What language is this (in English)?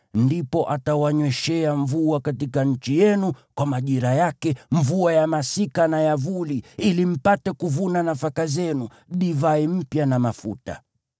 Swahili